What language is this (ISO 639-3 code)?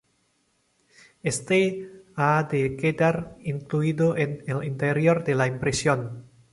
spa